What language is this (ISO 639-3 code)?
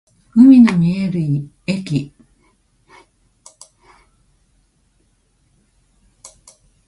jpn